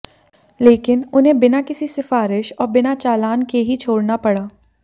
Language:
Hindi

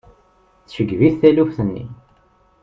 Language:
Kabyle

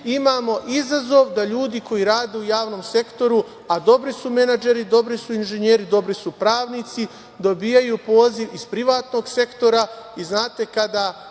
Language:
Serbian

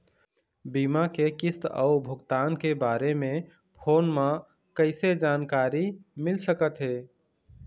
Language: Chhattisgarhi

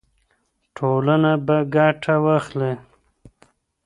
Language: Pashto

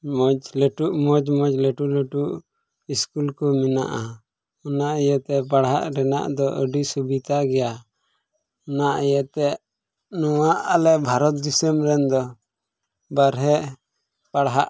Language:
Santali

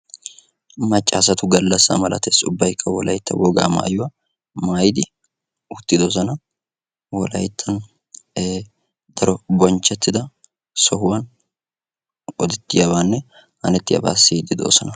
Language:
Wolaytta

